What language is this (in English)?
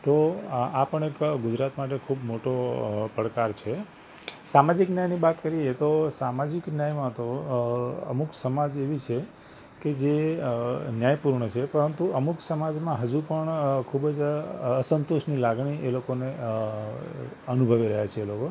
Gujarati